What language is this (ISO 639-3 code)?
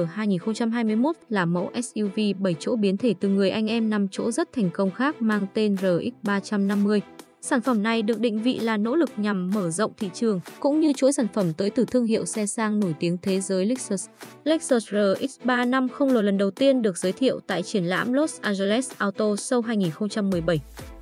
vie